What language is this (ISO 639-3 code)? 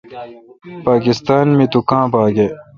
xka